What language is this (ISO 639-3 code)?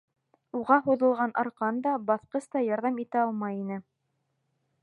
bak